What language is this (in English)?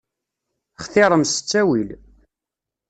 Kabyle